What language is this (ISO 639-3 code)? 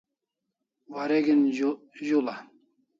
kls